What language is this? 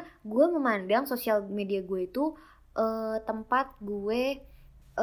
Indonesian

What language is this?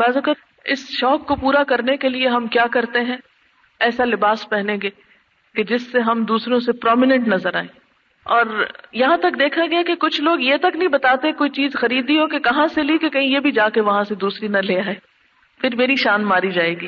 Urdu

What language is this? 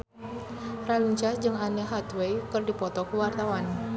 Sundanese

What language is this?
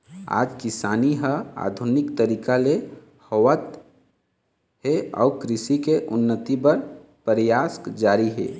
Chhattisgarhi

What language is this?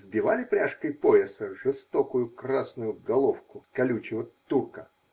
Russian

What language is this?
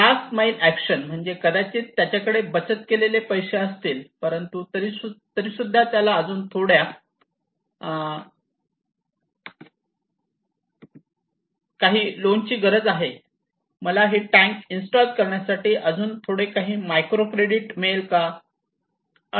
Marathi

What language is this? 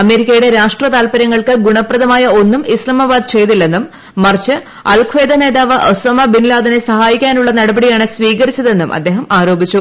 Malayalam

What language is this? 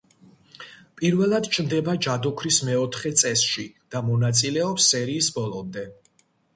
Georgian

